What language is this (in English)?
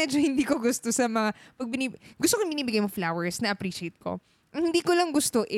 Filipino